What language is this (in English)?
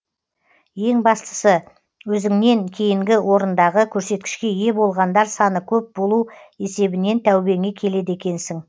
Kazakh